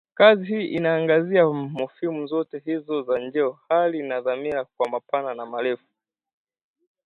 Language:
Swahili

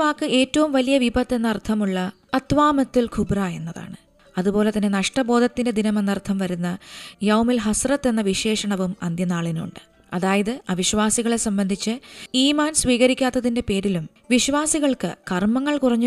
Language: Malayalam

